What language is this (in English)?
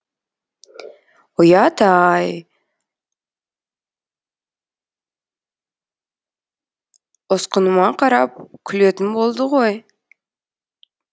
Kazakh